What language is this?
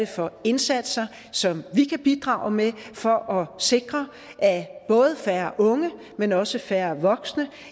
Danish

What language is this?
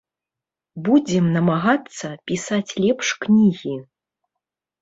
Belarusian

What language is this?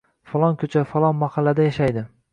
Uzbek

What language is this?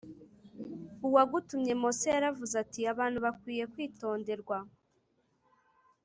Kinyarwanda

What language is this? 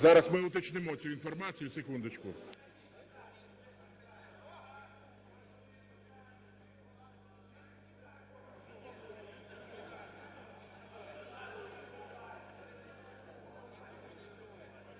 Ukrainian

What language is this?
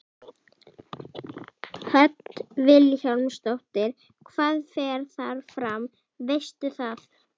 Icelandic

